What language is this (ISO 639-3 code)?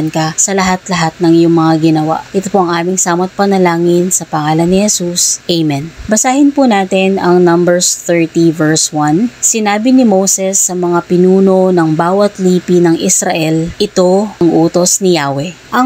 fil